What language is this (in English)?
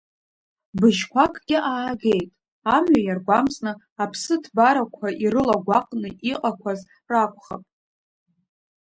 Abkhazian